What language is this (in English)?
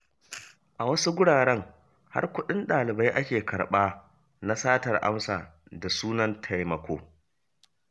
Hausa